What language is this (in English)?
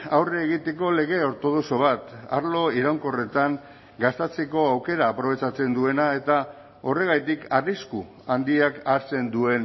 Basque